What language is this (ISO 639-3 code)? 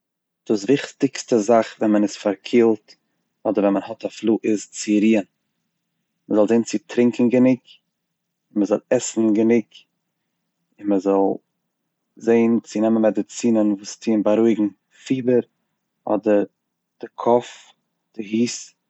yid